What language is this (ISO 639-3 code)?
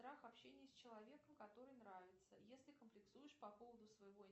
rus